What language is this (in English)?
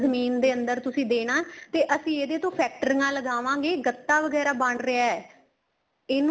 Punjabi